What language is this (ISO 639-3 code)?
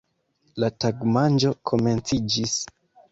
epo